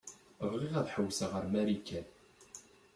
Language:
Kabyle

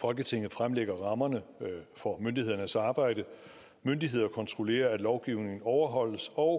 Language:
Danish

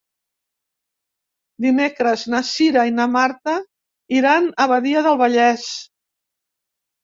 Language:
Catalan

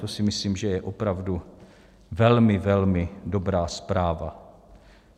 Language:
Czech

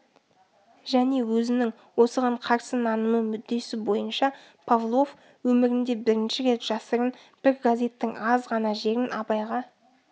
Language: Kazakh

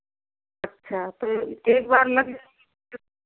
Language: Hindi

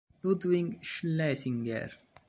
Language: Italian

